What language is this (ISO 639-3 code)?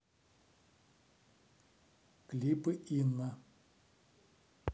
rus